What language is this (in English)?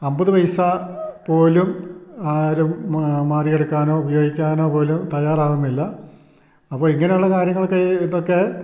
Malayalam